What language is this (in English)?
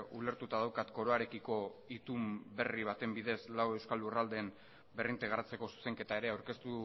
Basque